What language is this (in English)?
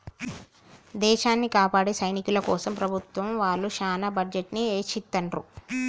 Telugu